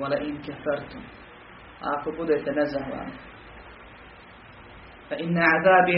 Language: Croatian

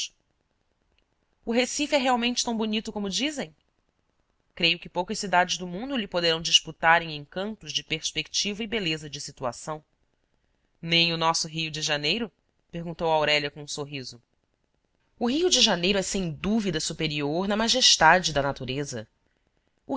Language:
Portuguese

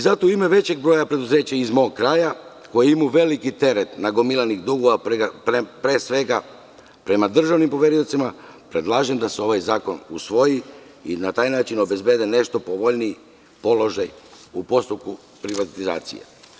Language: Serbian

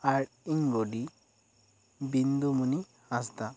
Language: Santali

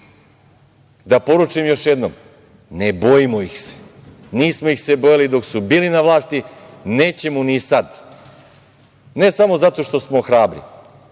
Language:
Serbian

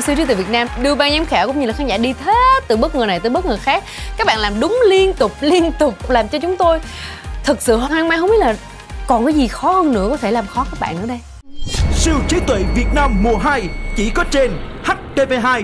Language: Vietnamese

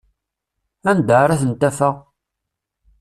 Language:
Kabyle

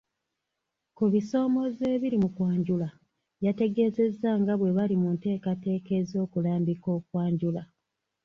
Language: Ganda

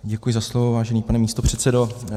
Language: Czech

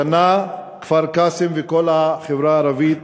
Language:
Hebrew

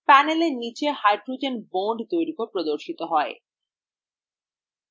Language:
Bangla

